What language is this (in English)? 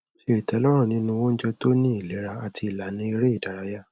Yoruba